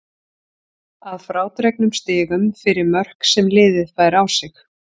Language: Icelandic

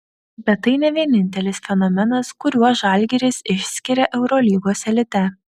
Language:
Lithuanian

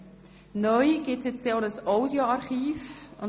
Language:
Swiss German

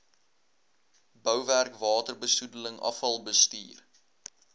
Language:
Afrikaans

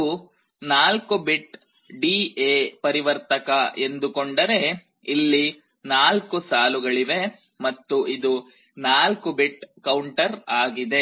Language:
Kannada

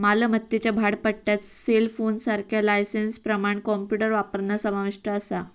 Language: Marathi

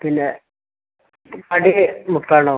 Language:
Malayalam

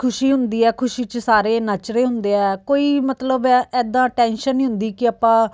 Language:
Punjabi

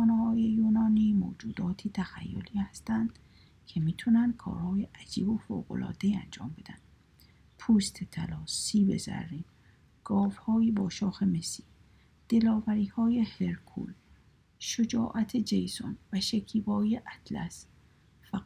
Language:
Persian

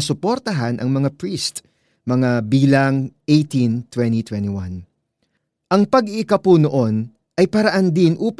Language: Filipino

